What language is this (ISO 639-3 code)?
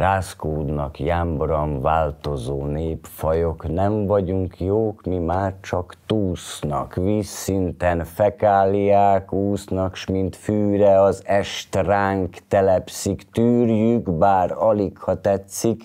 hun